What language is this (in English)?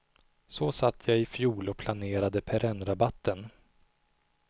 Swedish